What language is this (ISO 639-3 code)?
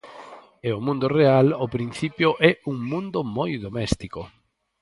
glg